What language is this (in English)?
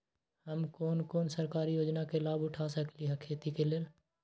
Magahi